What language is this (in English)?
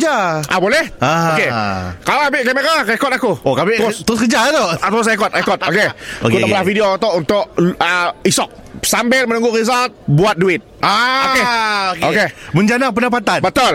Malay